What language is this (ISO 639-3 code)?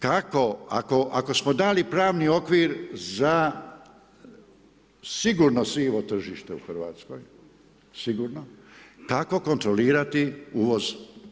hrv